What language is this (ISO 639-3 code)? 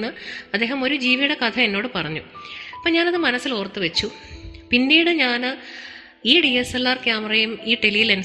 mal